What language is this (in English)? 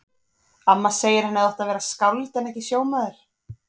Icelandic